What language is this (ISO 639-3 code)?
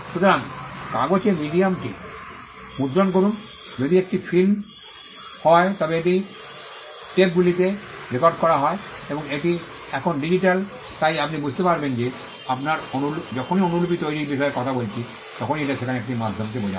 ben